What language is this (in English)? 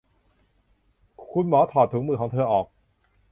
Thai